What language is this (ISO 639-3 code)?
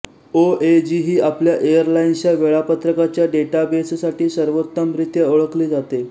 mar